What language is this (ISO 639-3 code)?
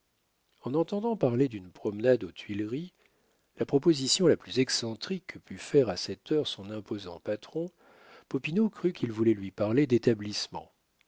fra